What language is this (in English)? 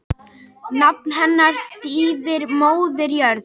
Icelandic